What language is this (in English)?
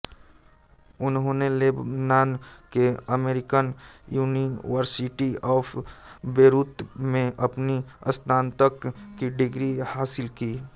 Hindi